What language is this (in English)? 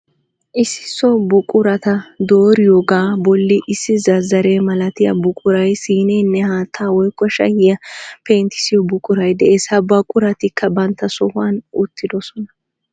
Wolaytta